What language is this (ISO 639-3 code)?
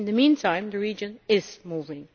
eng